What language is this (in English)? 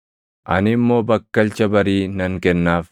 Oromo